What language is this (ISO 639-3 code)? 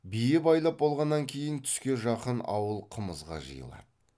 kaz